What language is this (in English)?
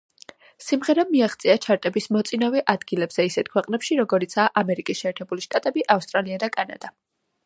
Georgian